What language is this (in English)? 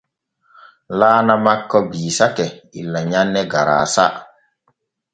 Borgu Fulfulde